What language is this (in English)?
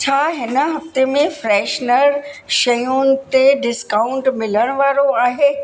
Sindhi